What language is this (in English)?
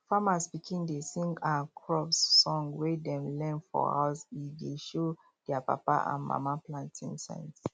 Nigerian Pidgin